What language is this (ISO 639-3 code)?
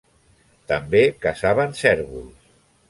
cat